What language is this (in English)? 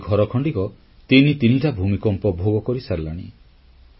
Odia